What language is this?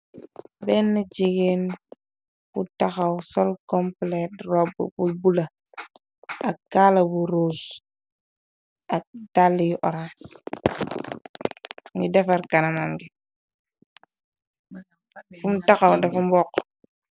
Wolof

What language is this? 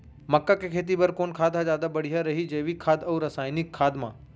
Chhattisgarhi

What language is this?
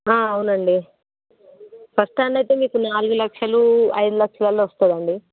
Telugu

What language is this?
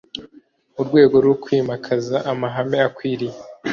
Kinyarwanda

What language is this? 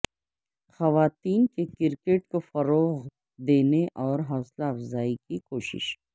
Urdu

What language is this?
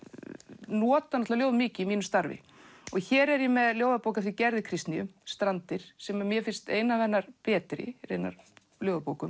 Icelandic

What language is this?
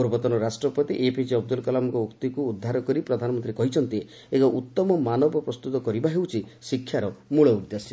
Odia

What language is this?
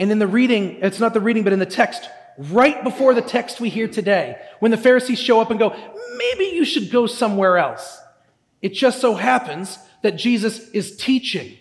English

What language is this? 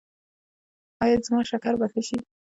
Pashto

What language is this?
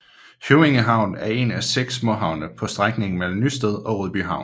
Danish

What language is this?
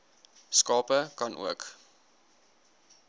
Afrikaans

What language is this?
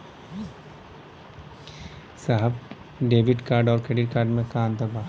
Bhojpuri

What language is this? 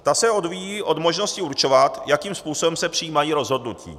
Czech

